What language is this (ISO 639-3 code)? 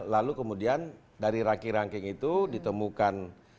ind